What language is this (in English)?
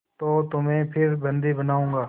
Hindi